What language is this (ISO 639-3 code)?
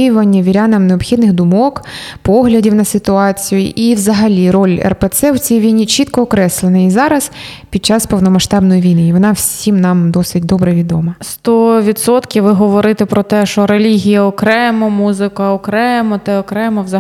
ukr